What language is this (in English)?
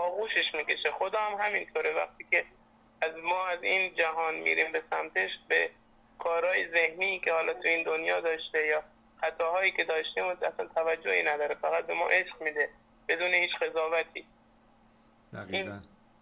Persian